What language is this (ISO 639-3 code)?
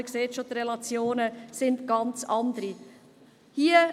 gsw